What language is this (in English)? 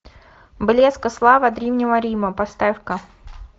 Russian